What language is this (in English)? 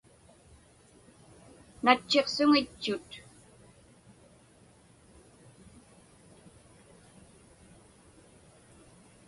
Inupiaq